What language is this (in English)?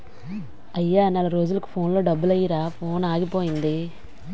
Telugu